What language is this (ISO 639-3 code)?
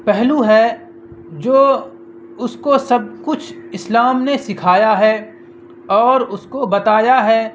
urd